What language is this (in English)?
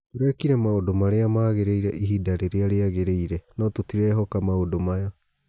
Kikuyu